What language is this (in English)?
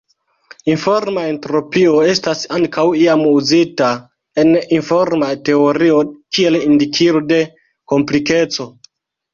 Esperanto